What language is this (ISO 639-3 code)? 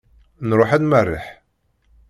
kab